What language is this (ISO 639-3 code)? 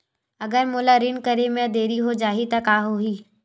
hne